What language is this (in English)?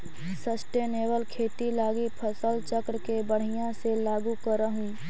Magahi